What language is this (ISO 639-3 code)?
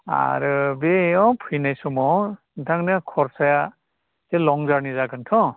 brx